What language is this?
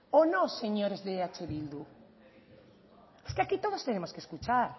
Spanish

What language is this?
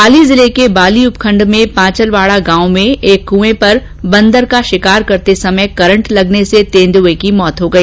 Hindi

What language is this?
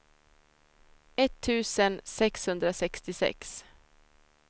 Swedish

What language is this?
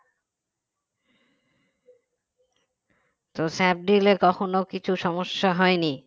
Bangla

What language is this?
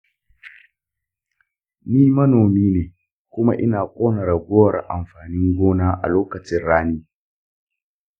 Hausa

